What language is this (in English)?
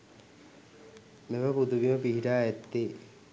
Sinhala